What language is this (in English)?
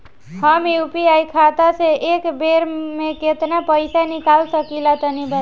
Bhojpuri